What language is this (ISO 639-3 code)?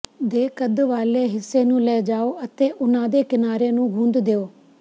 pan